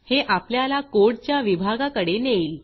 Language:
Marathi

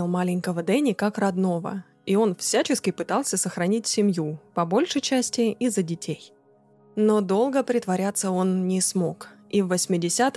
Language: Russian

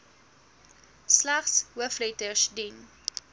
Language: Afrikaans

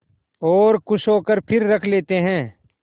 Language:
Hindi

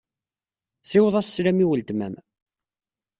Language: Kabyle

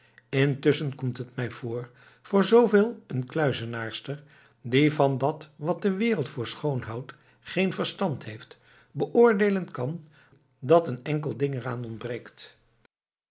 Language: Dutch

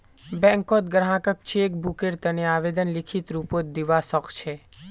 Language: Magahi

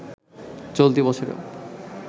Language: Bangla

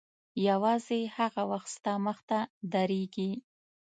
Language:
Pashto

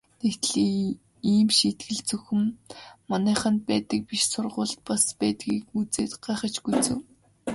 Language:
Mongolian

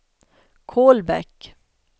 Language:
Swedish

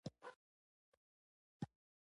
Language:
Pashto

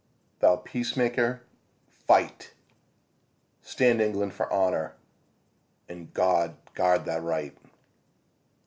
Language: English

